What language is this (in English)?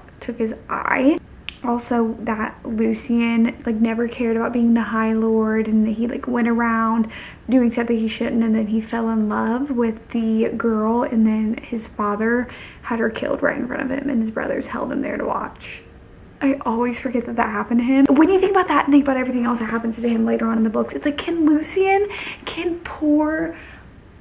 English